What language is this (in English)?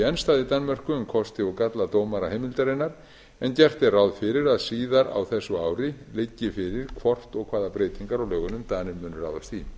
Icelandic